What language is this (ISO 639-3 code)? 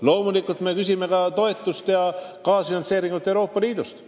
est